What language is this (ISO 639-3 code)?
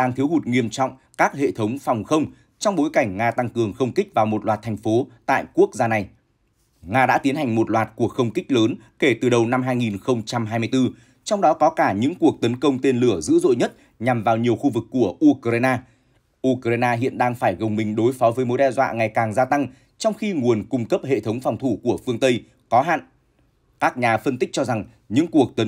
vie